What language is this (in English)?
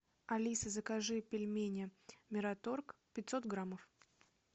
Russian